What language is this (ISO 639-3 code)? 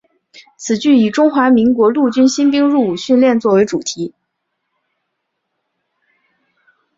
zho